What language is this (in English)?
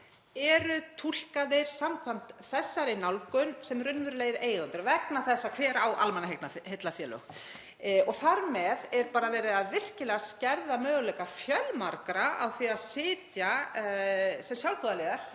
Icelandic